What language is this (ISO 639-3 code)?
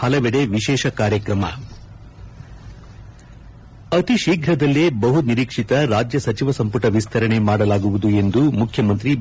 kan